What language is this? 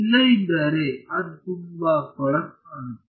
Kannada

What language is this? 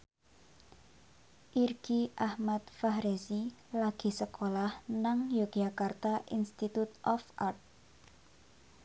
Javanese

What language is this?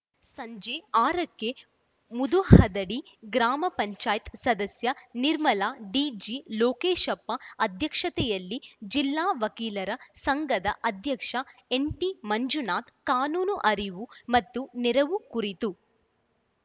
Kannada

